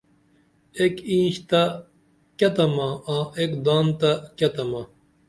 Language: Dameli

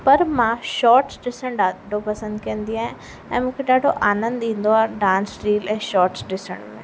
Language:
Sindhi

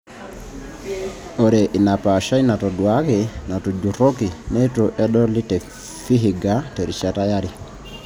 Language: Masai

